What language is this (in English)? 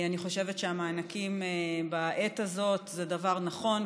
Hebrew